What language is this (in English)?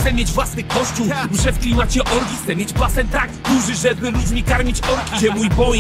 Polish